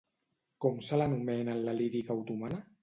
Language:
Catalan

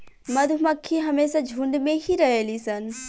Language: Bhojpuri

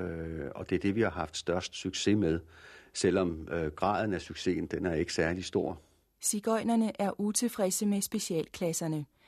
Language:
Danish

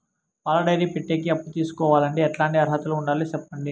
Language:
Telugu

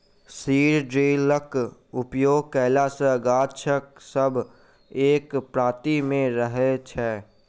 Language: Maithili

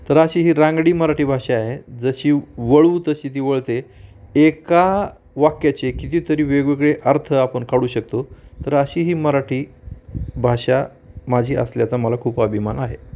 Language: Marathi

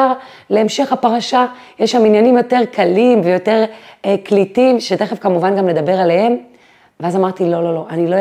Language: Hebrew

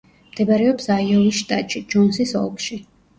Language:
Georgian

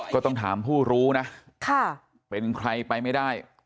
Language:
Thai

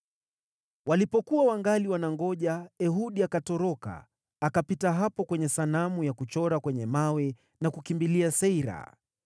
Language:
Swahili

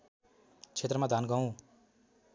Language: Nepali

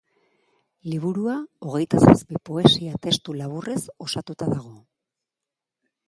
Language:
Basque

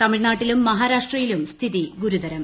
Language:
Malayalam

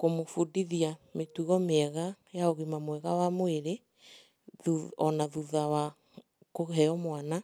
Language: Kikuyu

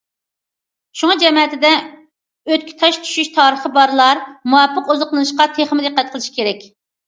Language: Uyghur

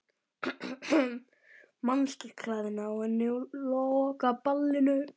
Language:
Icelandic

